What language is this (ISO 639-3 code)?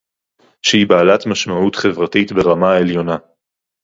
heb